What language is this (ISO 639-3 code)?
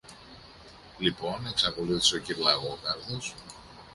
ell